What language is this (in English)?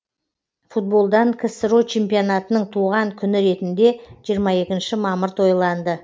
Kazakh